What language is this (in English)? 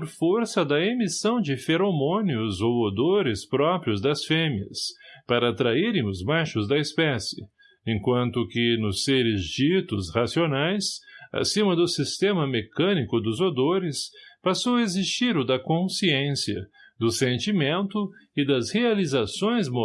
Portuguese